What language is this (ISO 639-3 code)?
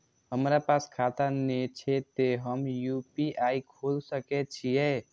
mai